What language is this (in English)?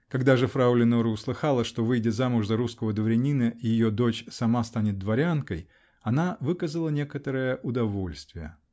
Russian